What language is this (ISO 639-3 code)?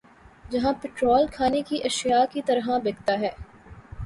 urd